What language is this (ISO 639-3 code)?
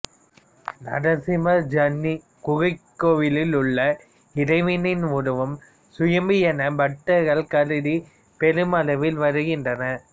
tam